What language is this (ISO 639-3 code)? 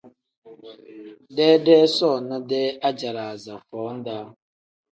kdh